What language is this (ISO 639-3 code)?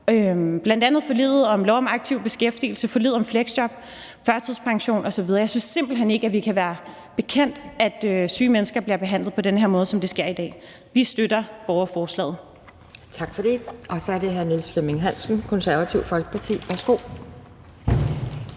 dan